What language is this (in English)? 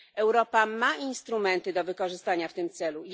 Polish